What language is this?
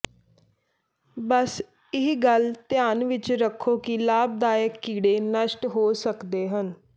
Punjabi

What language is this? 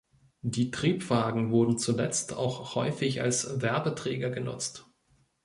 German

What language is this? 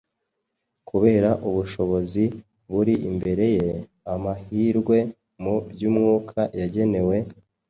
Kinyarwanda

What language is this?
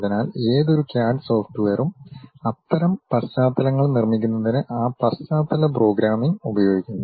Malayalam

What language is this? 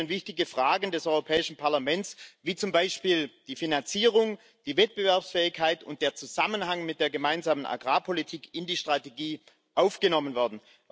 German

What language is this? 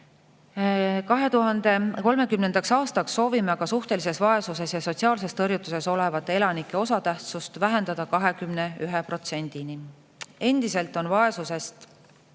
Estonian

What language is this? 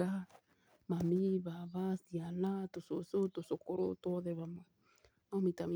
Kikuyu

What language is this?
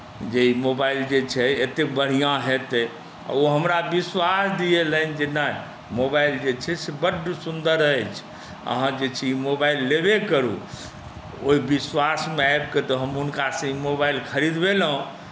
Maithili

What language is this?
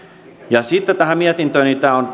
Finnish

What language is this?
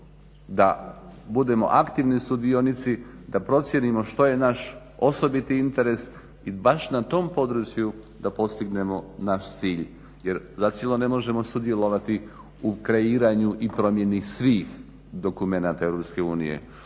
Croatian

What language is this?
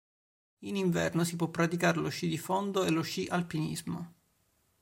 Italian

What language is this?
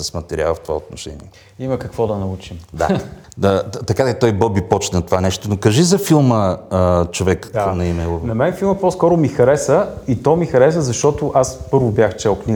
Bulgarian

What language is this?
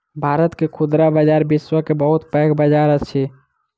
Maithili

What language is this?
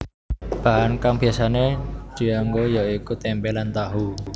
Javanese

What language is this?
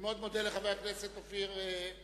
Hebrew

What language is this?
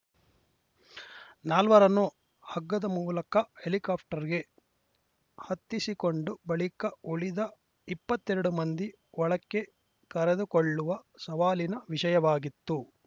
Kannada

